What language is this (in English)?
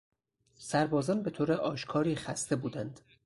Persian